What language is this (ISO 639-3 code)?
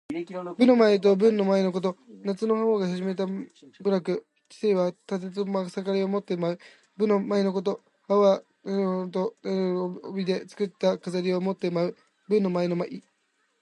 jpn